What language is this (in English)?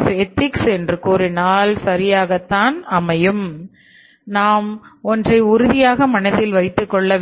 Tamil